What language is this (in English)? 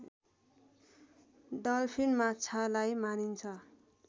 Nepali